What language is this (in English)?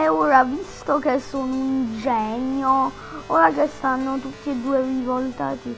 Italian